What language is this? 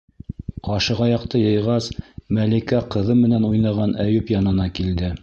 Bashkir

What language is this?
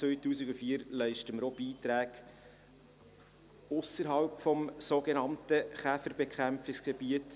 Swiss German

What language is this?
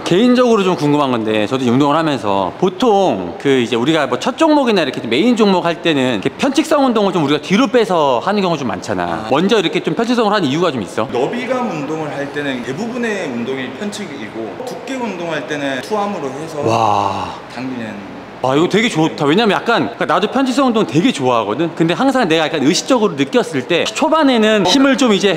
Korean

